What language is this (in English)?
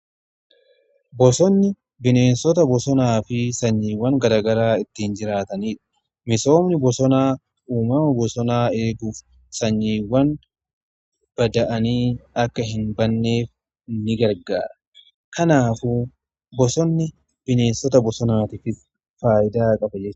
Oromo